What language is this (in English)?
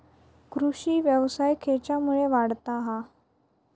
Marathi